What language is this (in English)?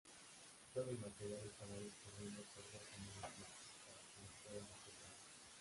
Spanish